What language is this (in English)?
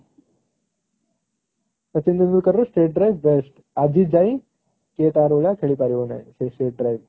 Odia